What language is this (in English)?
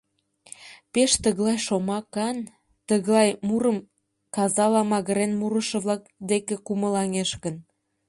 Mari